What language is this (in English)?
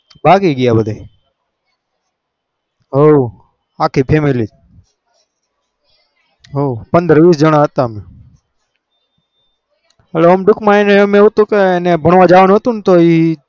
Gujarati